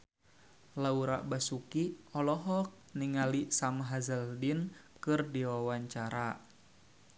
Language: Sundanese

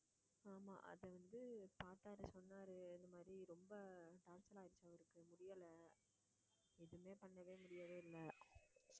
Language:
Tamil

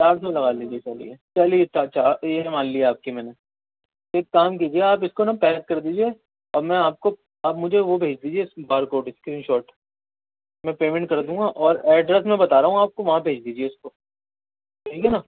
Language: Urdu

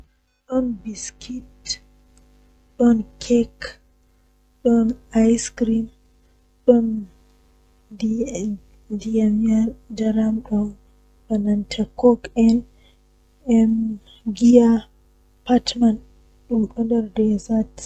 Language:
Western Niger Fulfulde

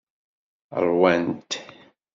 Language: Kabyle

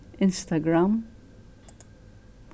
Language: Faroese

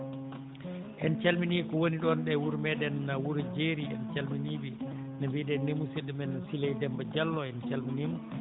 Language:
Fula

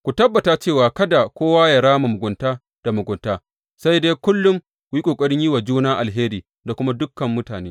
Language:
Hausa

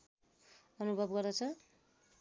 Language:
Nepali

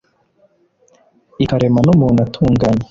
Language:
Kinyarwanda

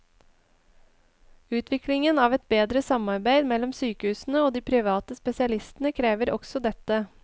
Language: Norwegian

